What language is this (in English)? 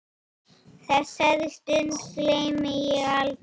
Icelandic